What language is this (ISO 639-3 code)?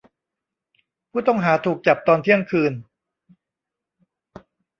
tha